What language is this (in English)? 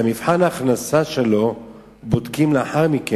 Hebrew